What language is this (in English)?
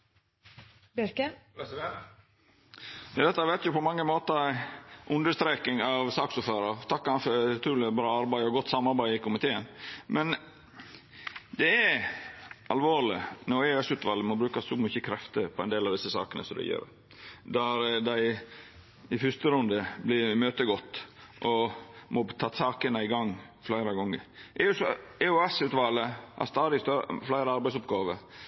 Norwegian